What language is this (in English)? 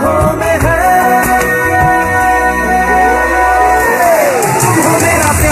Arabic